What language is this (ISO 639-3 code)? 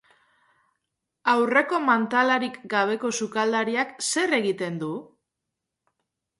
eus